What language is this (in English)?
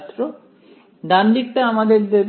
Bangla